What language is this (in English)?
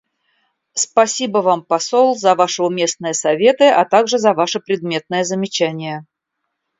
Russian